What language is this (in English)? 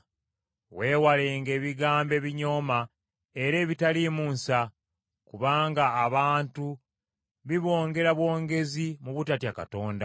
Ganda